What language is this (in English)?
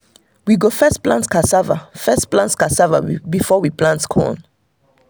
Nigerian Pidgin